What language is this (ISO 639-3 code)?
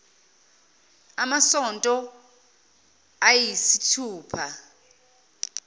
zul